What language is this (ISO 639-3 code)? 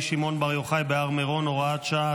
heb